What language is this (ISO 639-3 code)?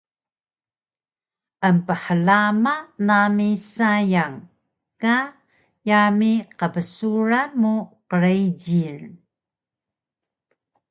trv